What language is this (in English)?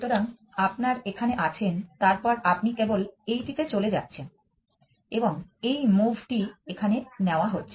Bangla